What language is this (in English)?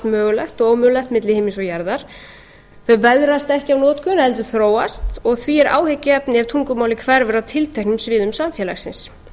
Icelandic